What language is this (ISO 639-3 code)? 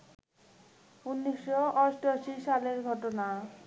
ben